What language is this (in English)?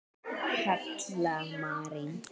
Icelandic